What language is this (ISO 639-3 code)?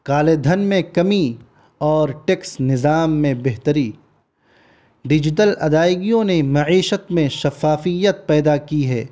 urd